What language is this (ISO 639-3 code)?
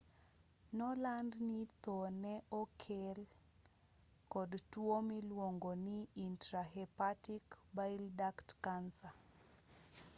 luo